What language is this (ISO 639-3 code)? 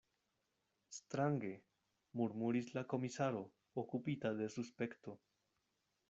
epo